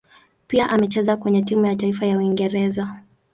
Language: Swahili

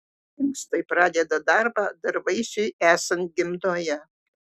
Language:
Lithuanian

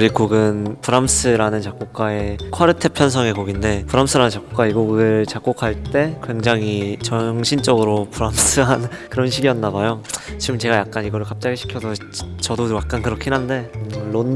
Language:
Korean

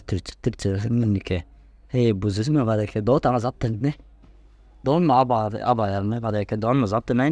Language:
Dazaga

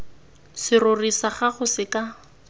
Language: Tswana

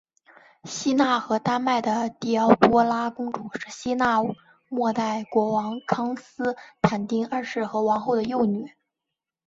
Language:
Chinese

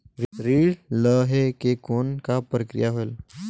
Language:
Chhattisgarhi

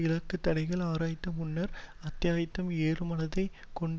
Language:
Tamil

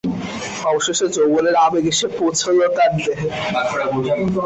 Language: Bangla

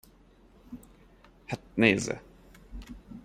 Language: Hungarian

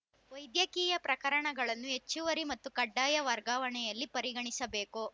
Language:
Kannada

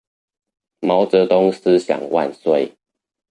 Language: Chinese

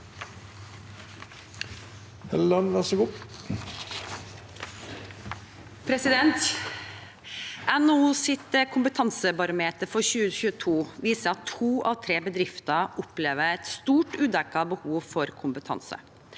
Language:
Norwegian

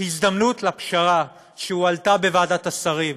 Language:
Hebrew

